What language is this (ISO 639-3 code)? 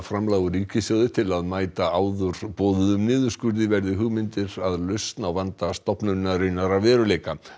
isl